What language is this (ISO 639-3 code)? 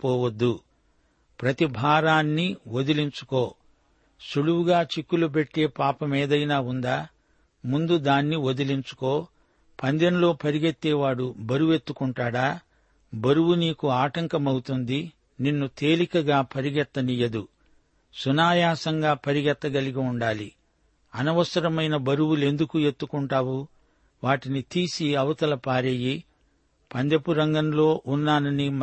tel